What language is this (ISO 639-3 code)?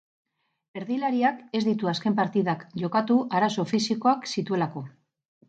eus